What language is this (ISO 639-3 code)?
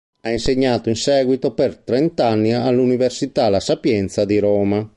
ita